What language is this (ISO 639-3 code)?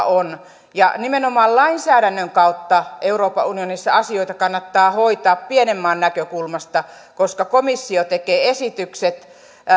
fin